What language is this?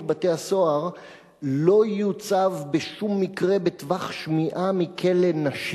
Hebrew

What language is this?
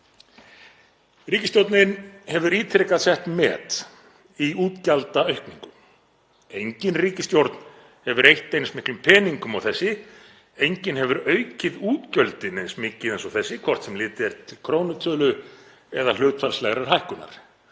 Icelandic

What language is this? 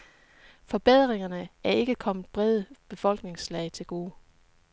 Danish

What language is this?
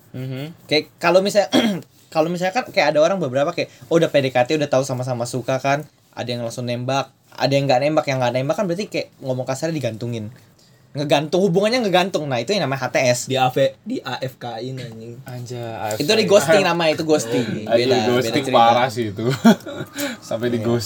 Indonesian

